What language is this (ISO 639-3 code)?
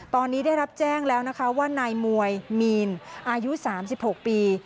tha